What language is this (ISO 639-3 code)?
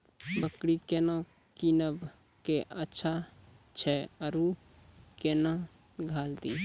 mai